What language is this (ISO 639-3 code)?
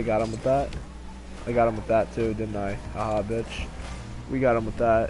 eng